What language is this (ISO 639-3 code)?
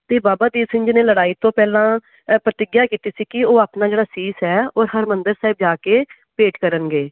pan